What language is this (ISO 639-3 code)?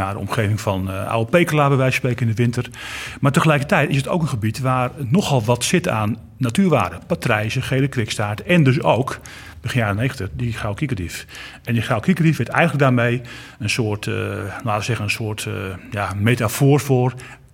nld